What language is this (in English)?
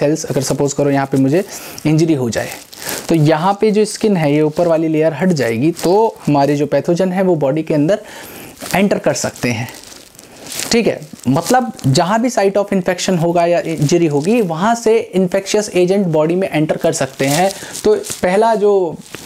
Hindi